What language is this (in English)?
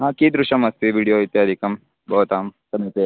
Sanskrit